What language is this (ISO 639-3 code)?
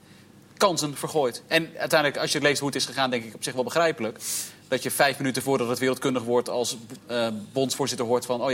nld